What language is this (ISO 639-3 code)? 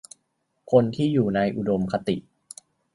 tha